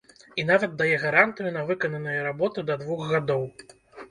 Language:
Belarusian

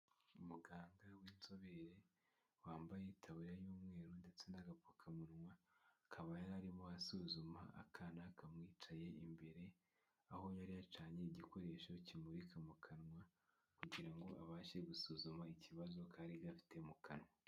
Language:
Kinyarwanda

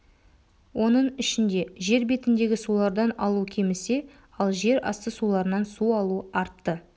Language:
Kazakh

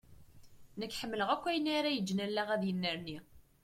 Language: Kabyle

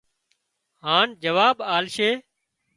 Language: Wadiyara Koli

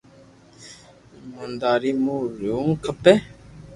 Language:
Loarki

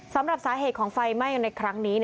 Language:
Thai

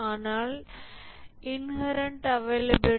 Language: Tamil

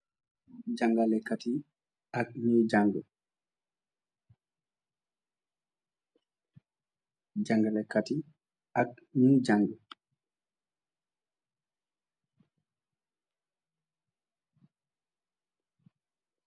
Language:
Wolof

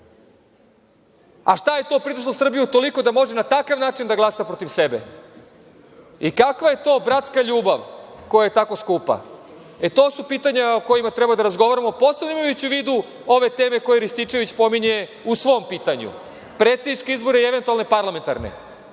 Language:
Serbian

